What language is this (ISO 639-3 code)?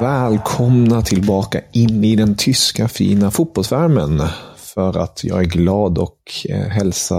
swe